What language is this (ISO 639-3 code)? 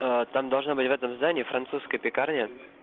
rus